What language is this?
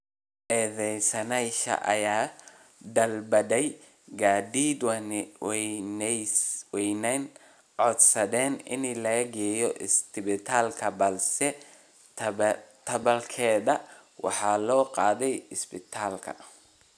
Somali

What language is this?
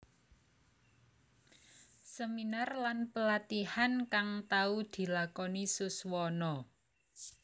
Javanese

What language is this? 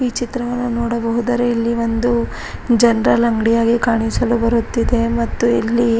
Kannada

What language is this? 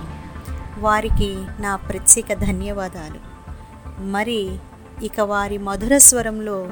Telugu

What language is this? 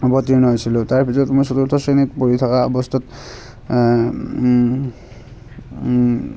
Assamese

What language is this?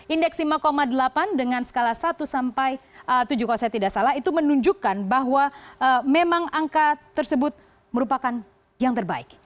Indonesian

